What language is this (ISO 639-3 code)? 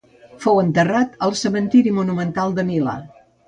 cat